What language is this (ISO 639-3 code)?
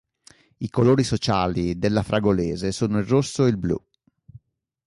ita